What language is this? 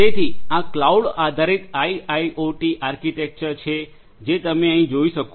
Gujarati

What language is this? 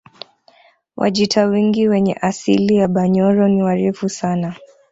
Swahili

